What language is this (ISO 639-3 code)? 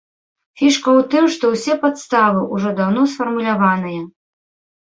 bel